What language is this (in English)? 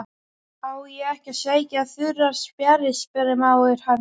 Icelandic